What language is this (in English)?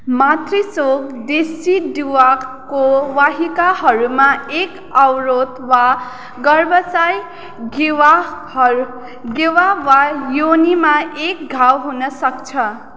Nepali